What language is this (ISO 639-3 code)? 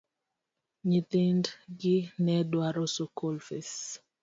luo